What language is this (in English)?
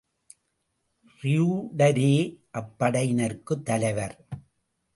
Tamil